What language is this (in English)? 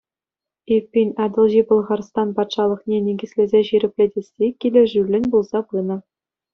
Chuvash